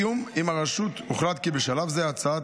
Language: Hebrew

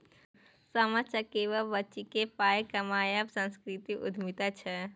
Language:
Maithili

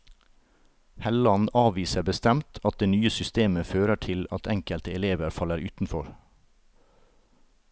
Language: Norwegian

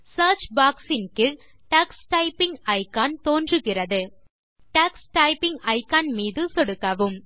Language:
Tamil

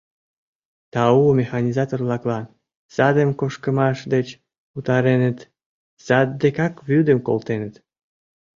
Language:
Mari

